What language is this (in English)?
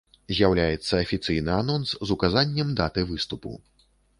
Belarusian